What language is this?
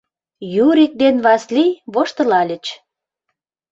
Mari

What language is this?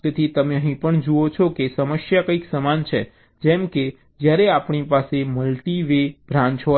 Gujarati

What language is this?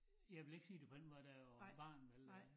Danish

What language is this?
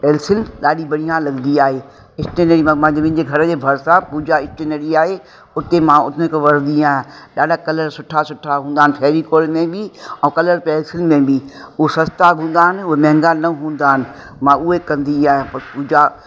Sindhi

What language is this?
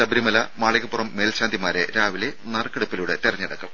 Malayalam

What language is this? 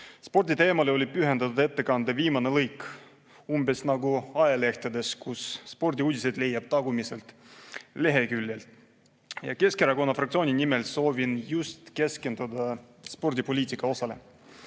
Estonian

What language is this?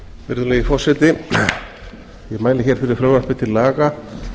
Icelandic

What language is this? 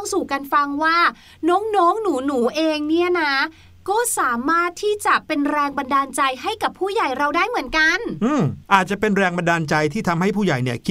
Thai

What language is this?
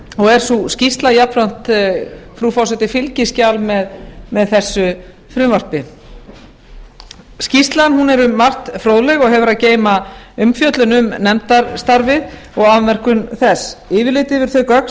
Icelandic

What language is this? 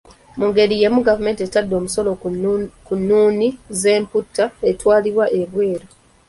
Ganda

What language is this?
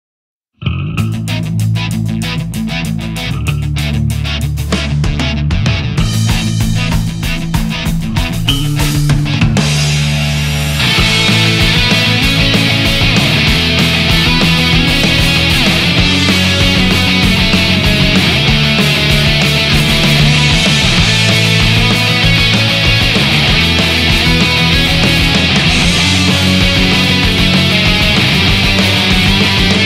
Japanese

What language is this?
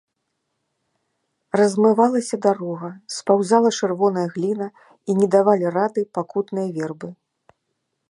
Belarusian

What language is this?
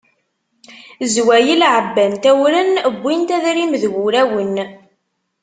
Kabyle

